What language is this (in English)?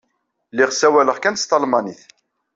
Kabyle